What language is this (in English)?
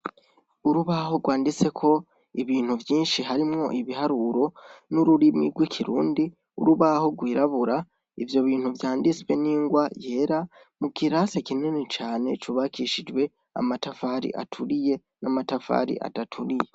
Rundi